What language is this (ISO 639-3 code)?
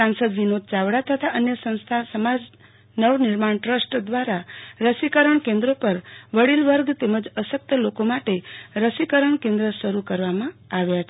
guj